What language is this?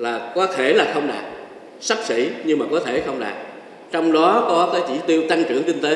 Vietnamese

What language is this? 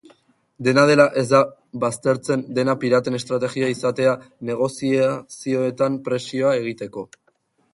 Basque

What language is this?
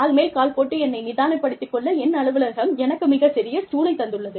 Tamil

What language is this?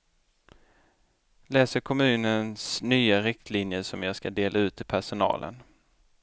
Swedish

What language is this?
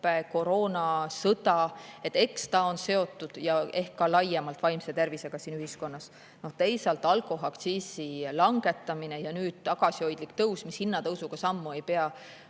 Estonian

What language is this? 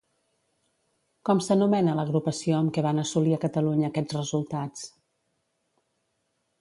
Catalan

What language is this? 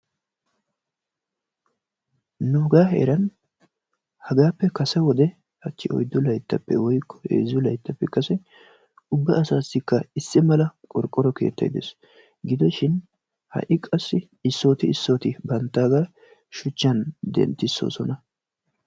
Wolaytta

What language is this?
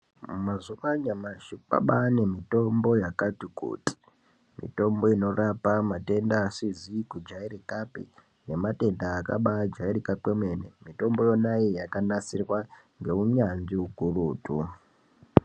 Ndau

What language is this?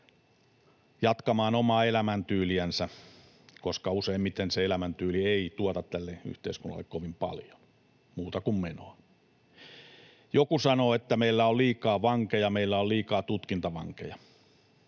Finnish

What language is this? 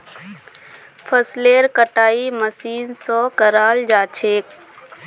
Magahi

